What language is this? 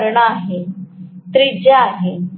Marathi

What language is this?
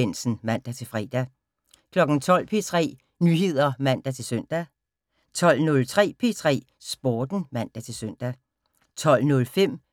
Danish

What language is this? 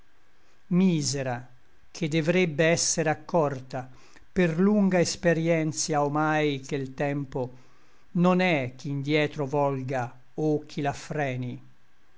Italian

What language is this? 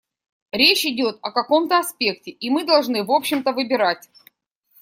Russian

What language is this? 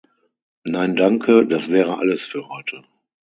German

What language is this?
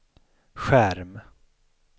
Swedish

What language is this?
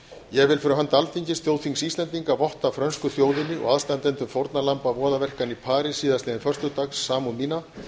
Icelandic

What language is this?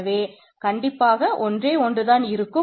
Tamil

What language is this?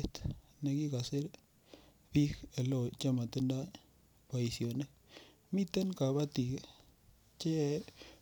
Kalenjin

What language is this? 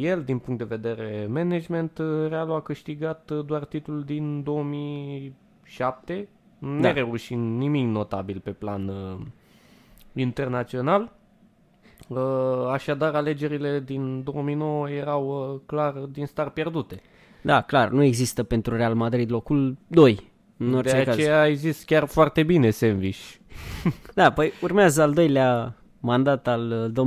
Romanian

